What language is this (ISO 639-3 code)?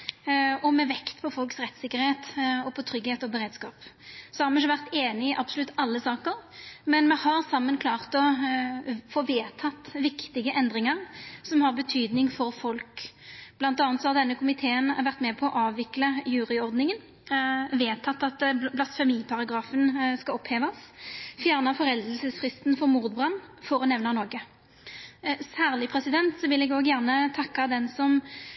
nno